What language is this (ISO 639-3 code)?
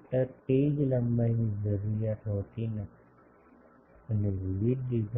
guj